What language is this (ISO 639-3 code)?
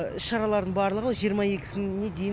kaz